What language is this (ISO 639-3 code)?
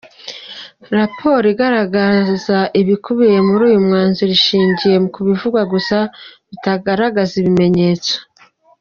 kin